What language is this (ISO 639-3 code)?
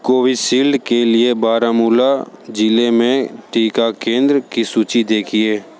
hin